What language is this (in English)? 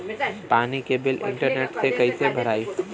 Bhojpuri